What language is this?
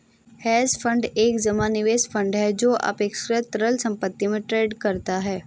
Hindi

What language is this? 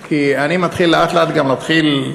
Hebrew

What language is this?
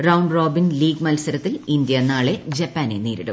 Malayalam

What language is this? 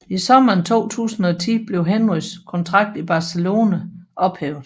Danish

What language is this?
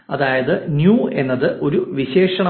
Malayalam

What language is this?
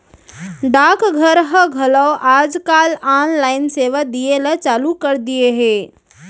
Chhattisgarhi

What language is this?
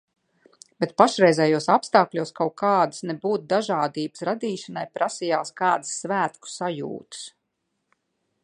Latvian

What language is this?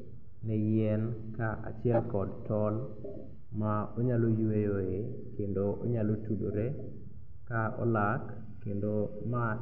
Luo (Kenya and Tanzania)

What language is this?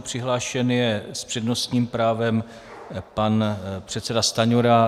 Czech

